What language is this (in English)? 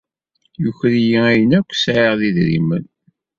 Kabyle